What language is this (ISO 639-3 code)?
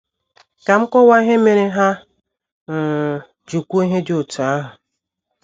ibo